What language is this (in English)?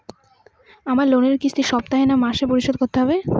Bangla